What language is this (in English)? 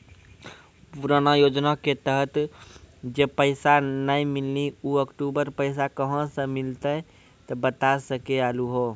Maithili